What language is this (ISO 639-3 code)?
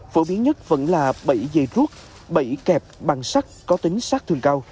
vie